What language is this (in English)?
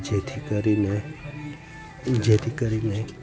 Gujarati